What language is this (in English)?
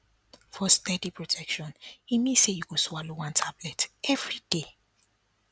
Nigerian Pidgin